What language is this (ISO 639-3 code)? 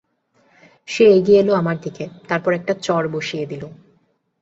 ben